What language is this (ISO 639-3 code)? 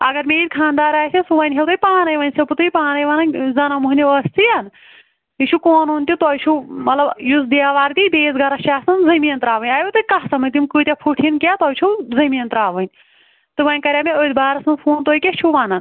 kas